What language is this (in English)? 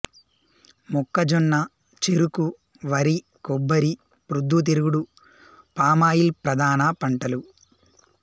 Telugu